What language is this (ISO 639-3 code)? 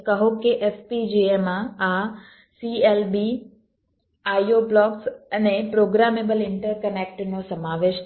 guj